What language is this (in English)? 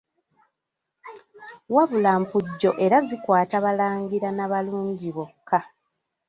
Ganda